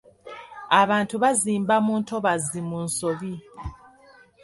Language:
Ganda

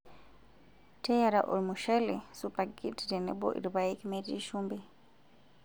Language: Masai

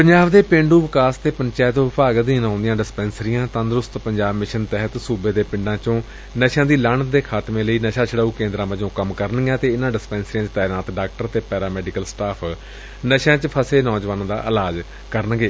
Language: Punjabi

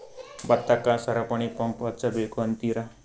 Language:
Kannada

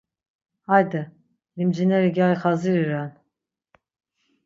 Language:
Laz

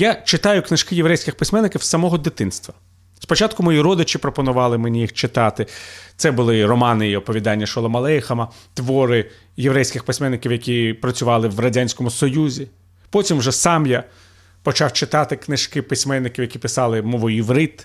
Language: Ukrainian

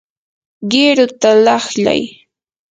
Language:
Yanahuanca Pasco Quechua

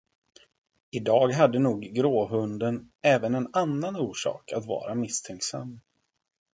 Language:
Swedish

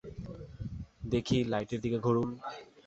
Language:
Bangla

